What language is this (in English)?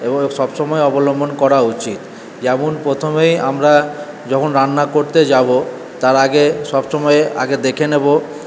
Bangla